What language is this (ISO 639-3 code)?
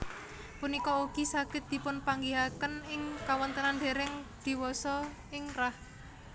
jav